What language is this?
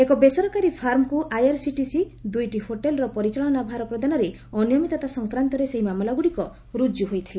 Odia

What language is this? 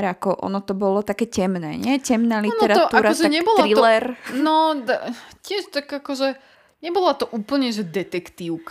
Slovak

